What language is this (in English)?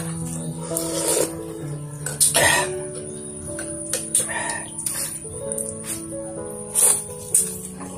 Vietnamese